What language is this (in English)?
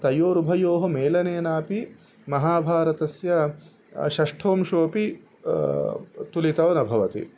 Sanskrit